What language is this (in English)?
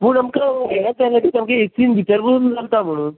Konkani